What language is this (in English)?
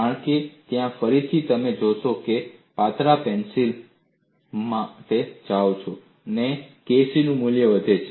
Gujarati